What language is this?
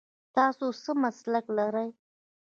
Pashto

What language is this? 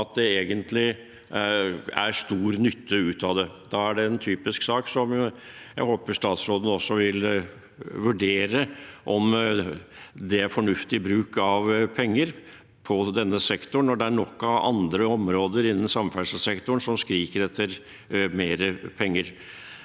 Norwegian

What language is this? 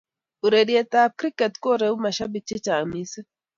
Kalenjin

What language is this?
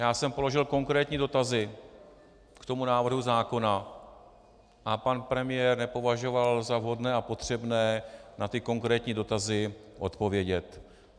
Czech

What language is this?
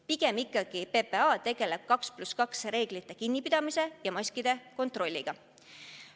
Estonian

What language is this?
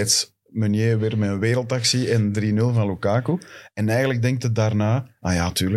Dutch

